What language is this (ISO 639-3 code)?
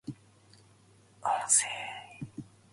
jpn